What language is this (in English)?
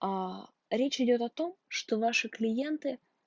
Russian